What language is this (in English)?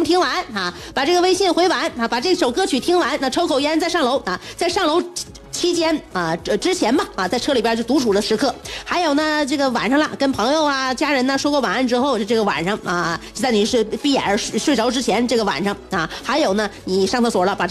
Chinese